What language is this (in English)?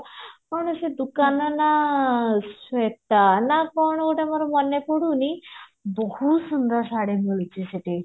Odia